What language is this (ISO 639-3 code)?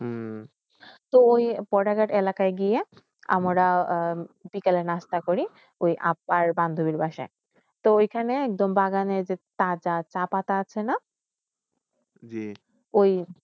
ben